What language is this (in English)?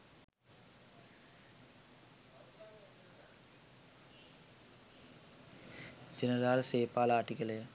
Sinhala